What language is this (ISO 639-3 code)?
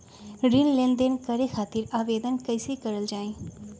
mag